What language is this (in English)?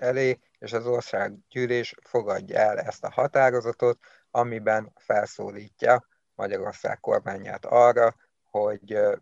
Hungarian